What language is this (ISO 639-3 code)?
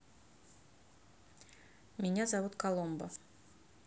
rus